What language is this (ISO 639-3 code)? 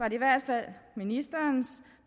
dan